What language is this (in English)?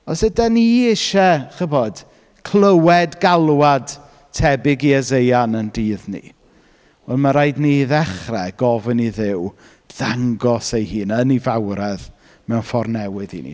Welsh